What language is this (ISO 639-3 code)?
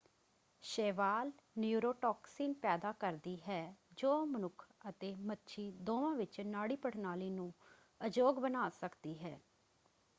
pan